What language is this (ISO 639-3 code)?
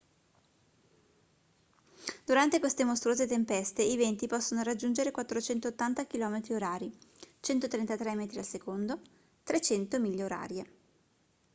ita